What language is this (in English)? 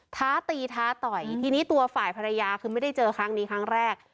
Thai